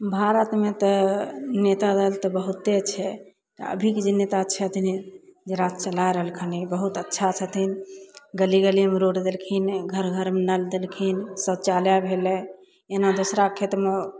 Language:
Maithili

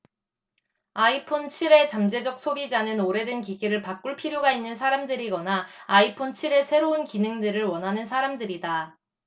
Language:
Korean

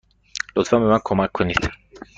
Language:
Persian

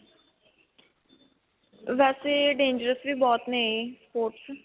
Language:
Punjabi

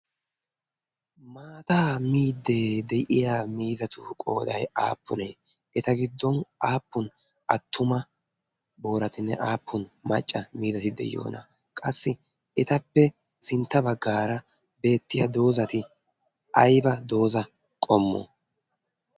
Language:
Wolaytta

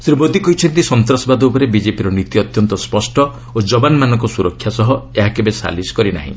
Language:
Odia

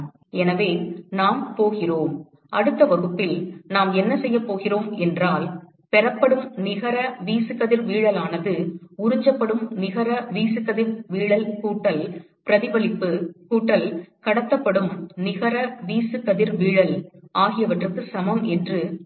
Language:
Tamil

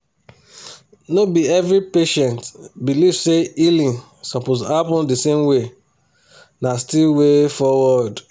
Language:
Nigerian Pidgin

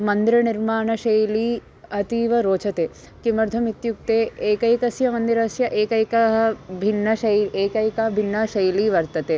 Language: Sanskrit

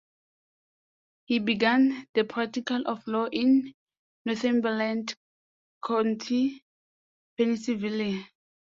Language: English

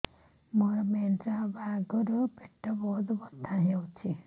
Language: Odia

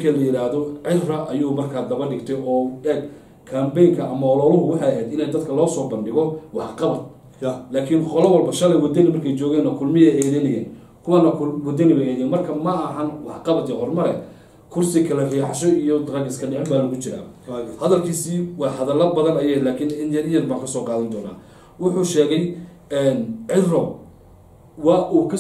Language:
Arabic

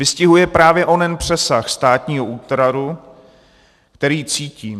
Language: Czech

